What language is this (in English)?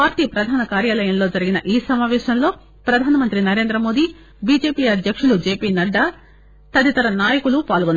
Telugu